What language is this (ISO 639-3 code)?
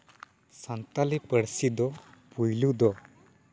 sat